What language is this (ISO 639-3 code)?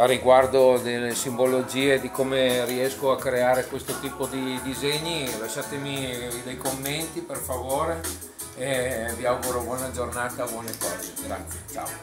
ita